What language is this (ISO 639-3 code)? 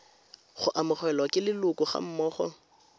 tsn